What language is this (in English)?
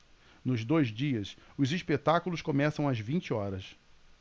Portuguese